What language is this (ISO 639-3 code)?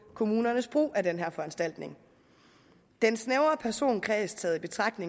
dan